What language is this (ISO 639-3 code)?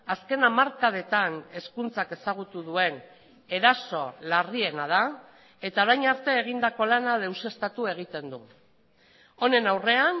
eus